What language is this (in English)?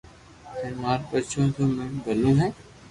Loarki